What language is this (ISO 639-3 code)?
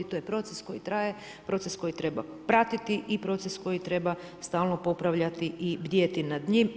hrv